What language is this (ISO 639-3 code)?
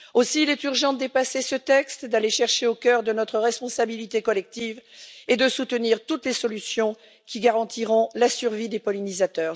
fra